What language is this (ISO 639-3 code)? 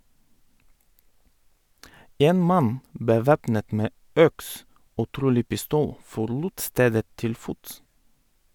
nor